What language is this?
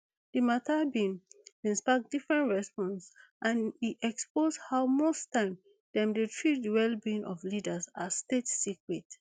Nigerian Pidgin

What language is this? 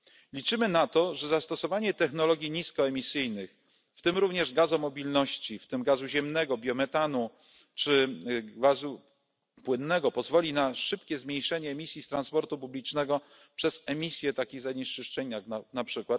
Polish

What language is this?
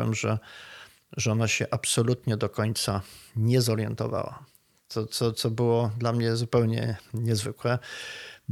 Polish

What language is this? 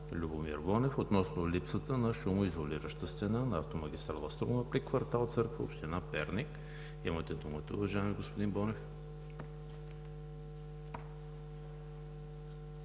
Bulgarian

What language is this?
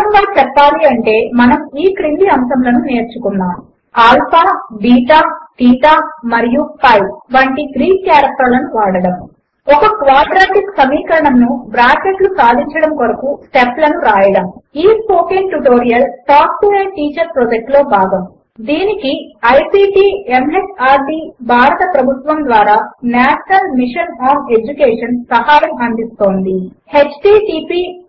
Telugu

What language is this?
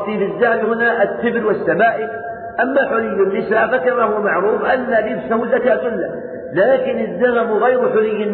Arabic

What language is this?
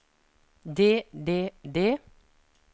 Norwegian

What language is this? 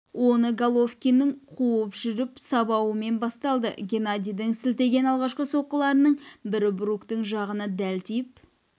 Kazakh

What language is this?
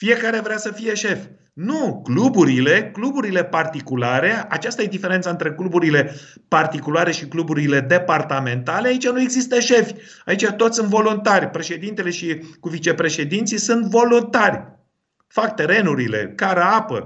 Romanian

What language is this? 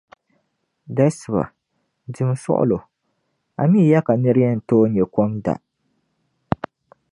Dagbani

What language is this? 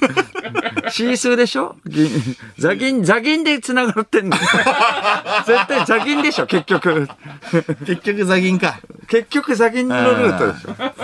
Japanese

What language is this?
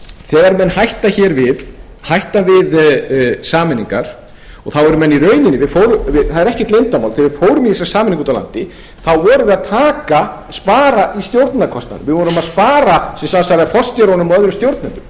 Icelandic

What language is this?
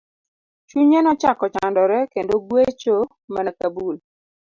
Luo (Kenya and Tanzania)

